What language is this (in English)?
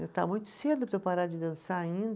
Portuguese